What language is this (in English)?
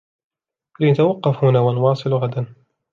Arabic